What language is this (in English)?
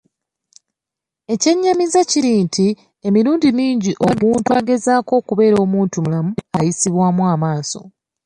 Ganda